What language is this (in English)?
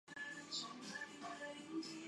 Chinese